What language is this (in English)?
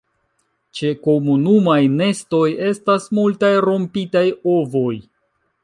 Esperanto